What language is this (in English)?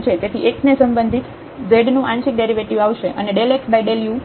Gujarati